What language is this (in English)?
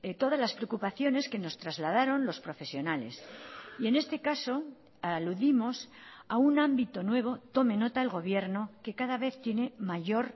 Spanish